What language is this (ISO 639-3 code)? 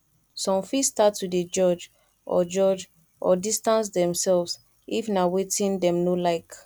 pcm